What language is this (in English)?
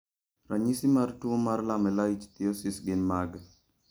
Luo (Kenya and Tanzania)